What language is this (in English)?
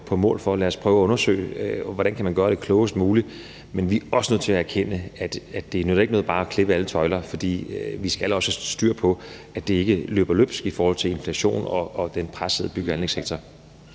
Danish